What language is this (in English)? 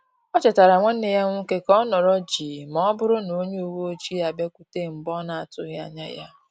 Igbo